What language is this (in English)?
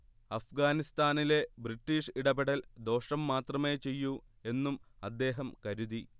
Malayalam